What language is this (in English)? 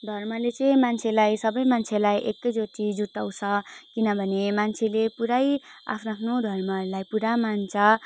Nepali